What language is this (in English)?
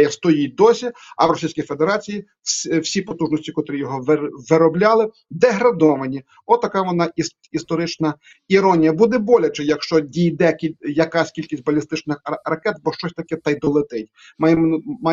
Ukrainian